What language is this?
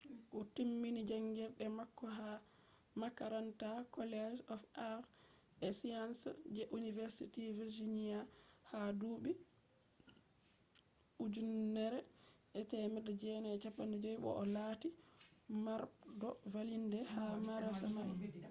Fula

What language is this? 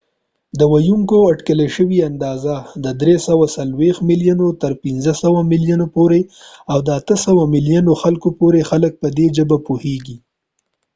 Pashto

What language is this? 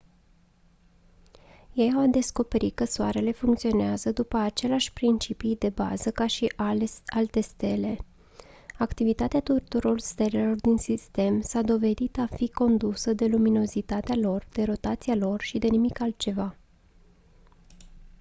Romanian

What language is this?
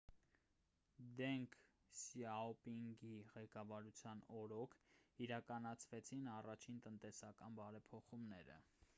Armenian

